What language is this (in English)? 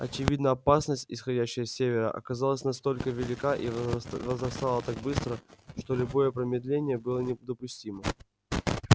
Russian